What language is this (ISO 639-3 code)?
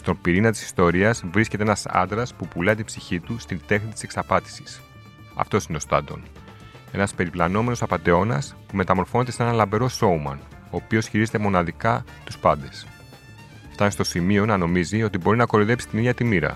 ell